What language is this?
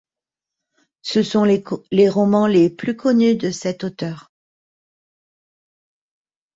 French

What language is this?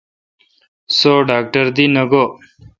Kalkoti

